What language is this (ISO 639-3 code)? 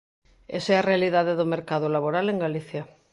glg